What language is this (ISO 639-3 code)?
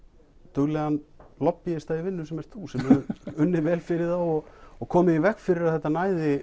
isl